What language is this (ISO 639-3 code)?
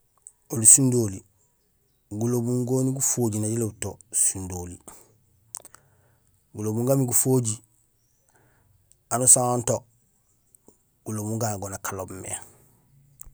gsl